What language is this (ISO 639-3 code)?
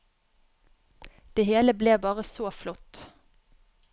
nor